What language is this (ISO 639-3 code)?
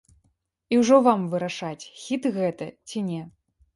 bel